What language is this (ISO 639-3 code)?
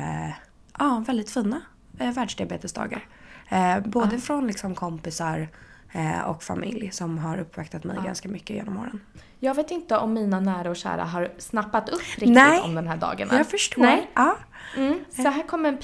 swe